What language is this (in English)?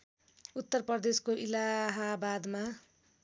Nepali